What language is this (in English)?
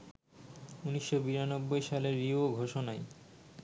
Bangla